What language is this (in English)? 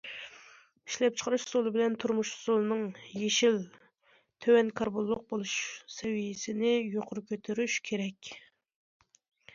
Uyghur